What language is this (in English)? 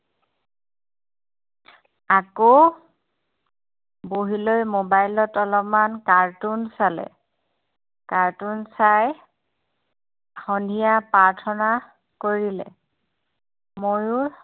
Assamese